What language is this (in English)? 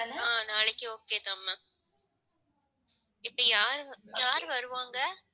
Tamil